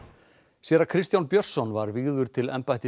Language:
Icelandic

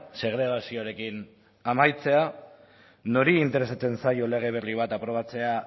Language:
Basque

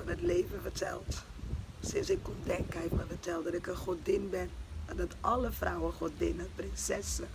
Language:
Dutch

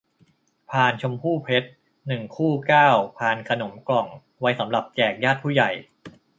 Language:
Thai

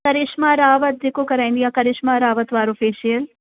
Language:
Sindhi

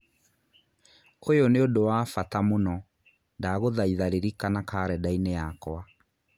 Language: Kikuyu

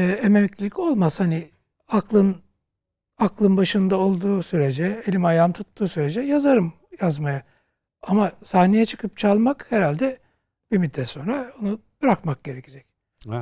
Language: Turkish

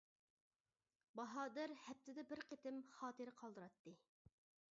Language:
Uyghur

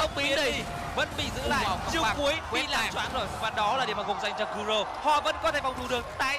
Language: Vietnamese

